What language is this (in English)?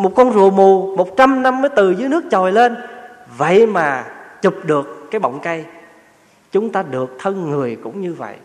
Vietnamese